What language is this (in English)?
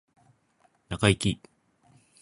Japanese